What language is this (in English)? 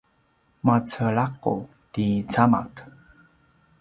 Paiwan